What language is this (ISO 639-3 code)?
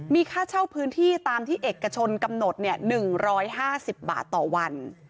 tha